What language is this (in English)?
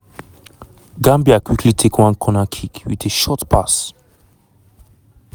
Nigerian Pidgin